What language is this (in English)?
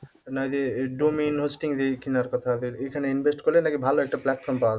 Bangla